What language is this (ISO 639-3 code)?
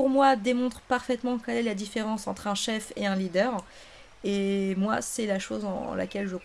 fra